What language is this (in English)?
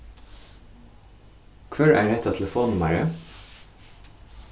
Faroese